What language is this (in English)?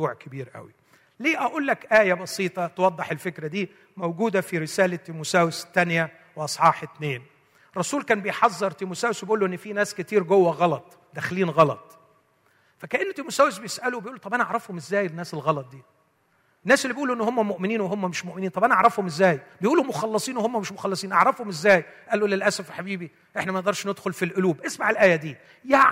Arabic